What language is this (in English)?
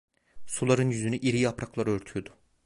Turkish